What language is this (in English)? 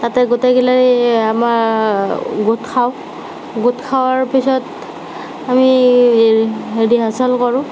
Assamese